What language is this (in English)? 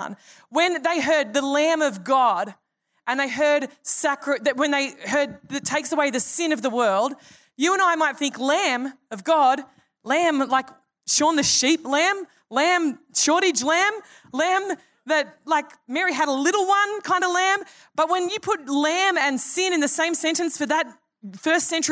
English